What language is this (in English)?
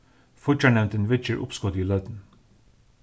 Faroese